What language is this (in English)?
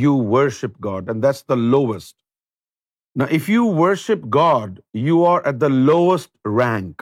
Urdu